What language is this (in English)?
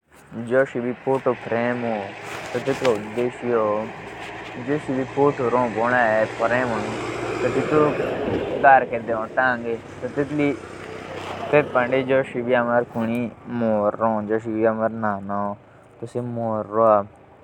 Jaunsari